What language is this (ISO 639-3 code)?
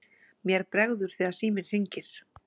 isl